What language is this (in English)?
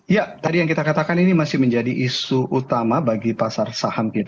Indonesian